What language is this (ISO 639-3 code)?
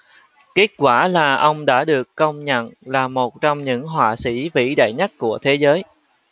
vie